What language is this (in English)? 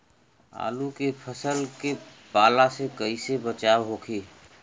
Bhojpuri